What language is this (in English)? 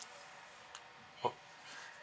English